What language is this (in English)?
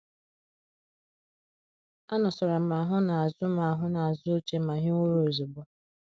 Igbo